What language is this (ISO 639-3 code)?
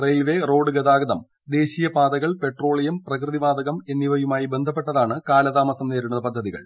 mal